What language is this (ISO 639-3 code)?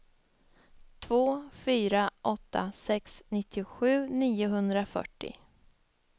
swe